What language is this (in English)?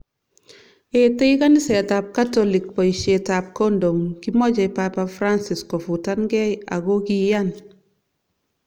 Kalenjin